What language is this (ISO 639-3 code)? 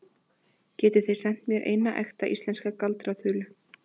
isl